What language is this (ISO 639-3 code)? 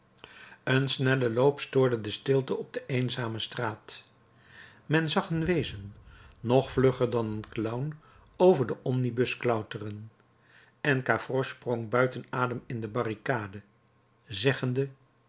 nld